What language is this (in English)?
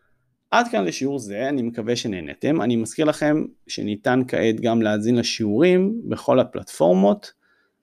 Hebrew